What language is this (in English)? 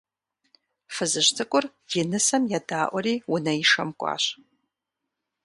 Kabardian